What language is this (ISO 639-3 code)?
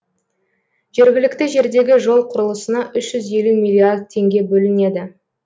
kaz